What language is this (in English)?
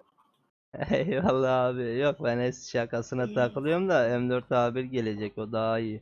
Turkish